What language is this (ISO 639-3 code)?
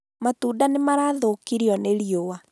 kik